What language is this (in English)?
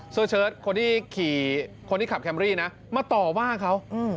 Thai